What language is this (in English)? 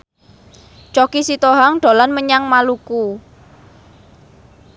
Javanese